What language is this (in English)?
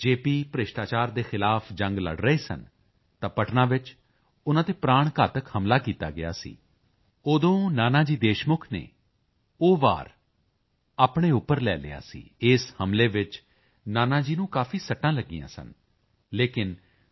Punjabi